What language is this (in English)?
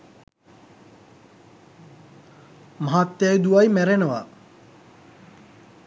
Sinhala